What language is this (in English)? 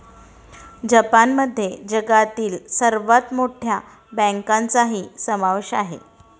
Marathi